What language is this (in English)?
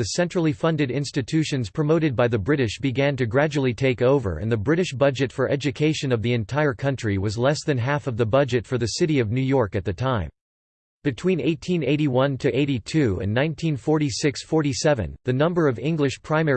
English